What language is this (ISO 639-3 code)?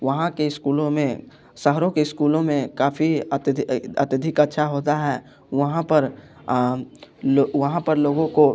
hin